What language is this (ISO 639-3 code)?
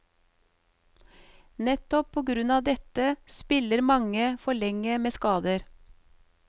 nor